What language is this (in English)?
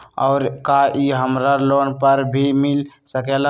Magahi